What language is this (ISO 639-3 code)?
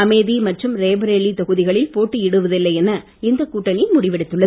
tam